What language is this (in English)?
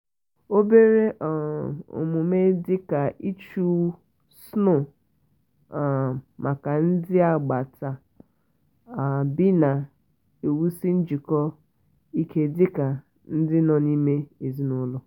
Igbo